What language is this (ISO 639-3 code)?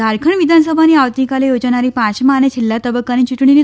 guj